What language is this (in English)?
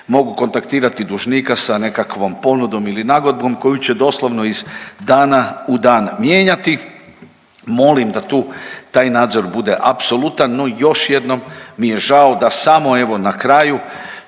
Croatian